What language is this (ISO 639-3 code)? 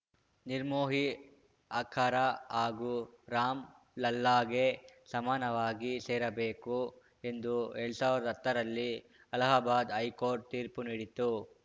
kan